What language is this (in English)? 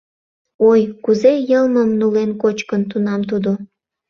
Mari